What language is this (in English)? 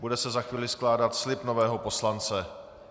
Czech